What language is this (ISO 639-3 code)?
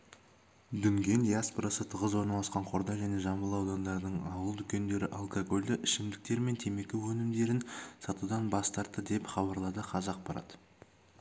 kaz